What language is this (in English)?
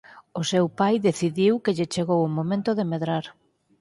Galician